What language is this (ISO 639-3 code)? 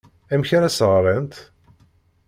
kab